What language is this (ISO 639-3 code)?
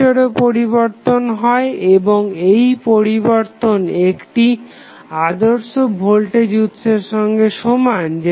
ben